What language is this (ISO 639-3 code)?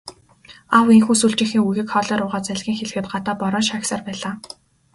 mon